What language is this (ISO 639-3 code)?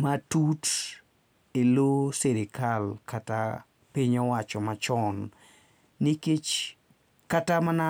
luo